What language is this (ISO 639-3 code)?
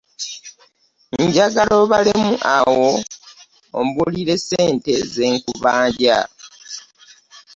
lug